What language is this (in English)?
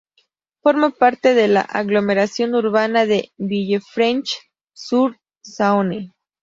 Spanish